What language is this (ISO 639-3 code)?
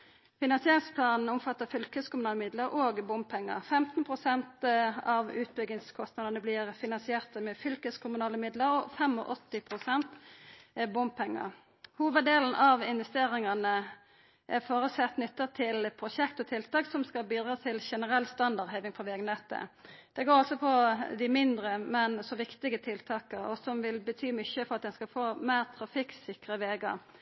nno